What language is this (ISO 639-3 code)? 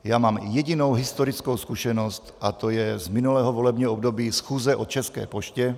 ces